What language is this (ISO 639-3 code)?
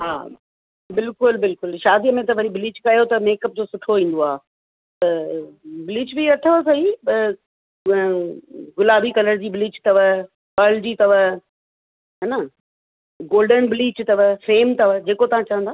snd